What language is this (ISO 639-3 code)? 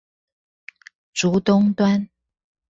zho